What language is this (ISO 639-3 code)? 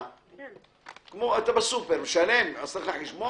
heb